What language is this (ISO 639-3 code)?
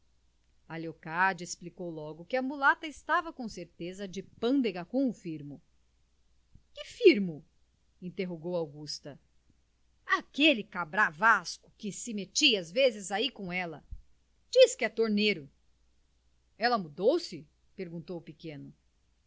por